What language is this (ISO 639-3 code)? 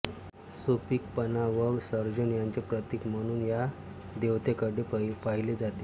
mar